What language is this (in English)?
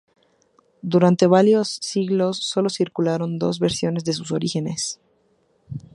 Spanish